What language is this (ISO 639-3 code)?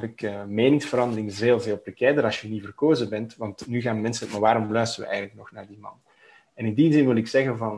nld